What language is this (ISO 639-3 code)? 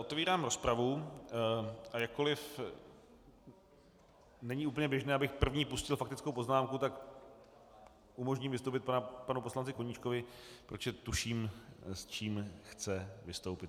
ces